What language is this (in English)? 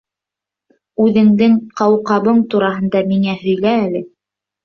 Bashkir